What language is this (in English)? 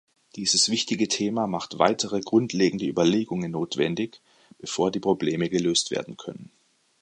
German